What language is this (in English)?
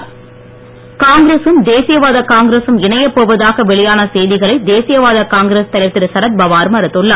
Tamil